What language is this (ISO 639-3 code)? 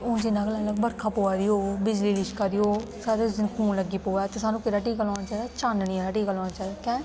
doi